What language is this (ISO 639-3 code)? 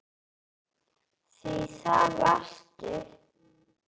isl